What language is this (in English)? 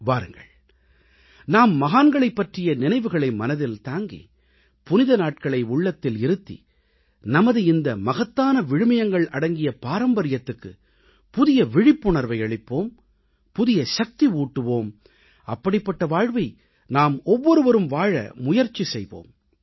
Tamil